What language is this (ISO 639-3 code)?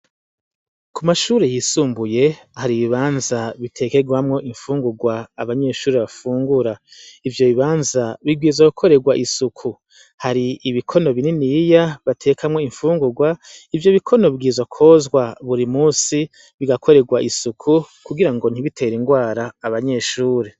run